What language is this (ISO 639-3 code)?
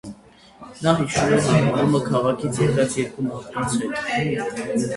hye